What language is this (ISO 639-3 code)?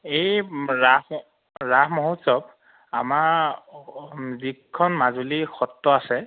asm